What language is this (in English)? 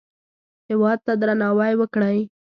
Pashto